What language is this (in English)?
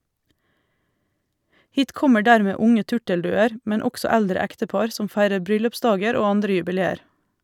Norwegian